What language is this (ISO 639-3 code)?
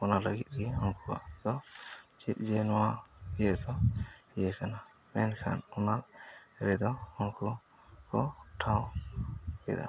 sat